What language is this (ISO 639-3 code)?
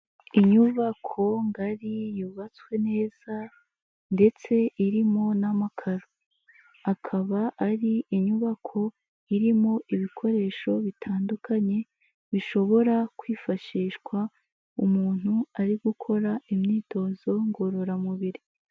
kin